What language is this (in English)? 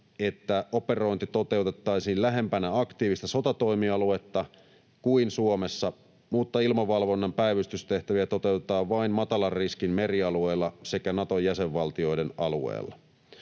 Finnish